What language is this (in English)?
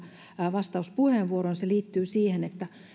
Finnish